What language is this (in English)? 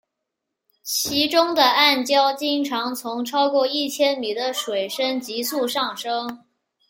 Chinese